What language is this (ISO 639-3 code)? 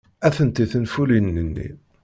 kab